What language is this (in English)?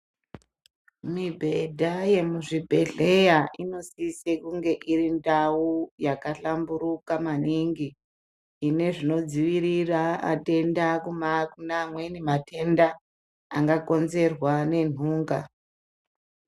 Ndau